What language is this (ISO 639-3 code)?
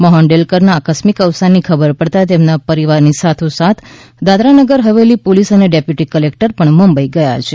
guj